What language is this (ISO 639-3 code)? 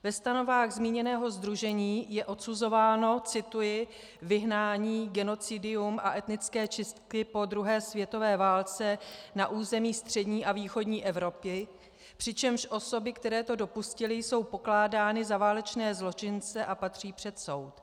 ces